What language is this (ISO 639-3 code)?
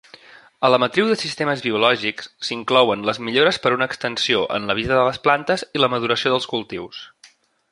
cat